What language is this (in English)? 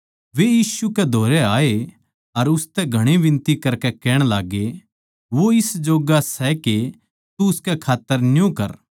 Haryanvi